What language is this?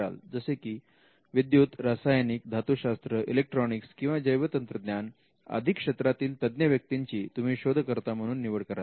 Marathi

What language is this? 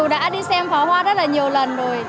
Vietnamese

